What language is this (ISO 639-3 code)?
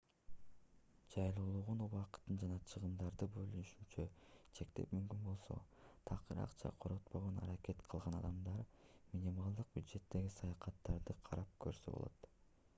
kir